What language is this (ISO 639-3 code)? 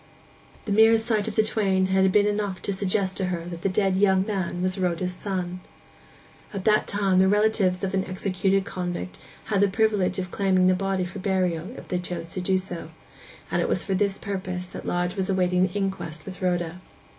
eng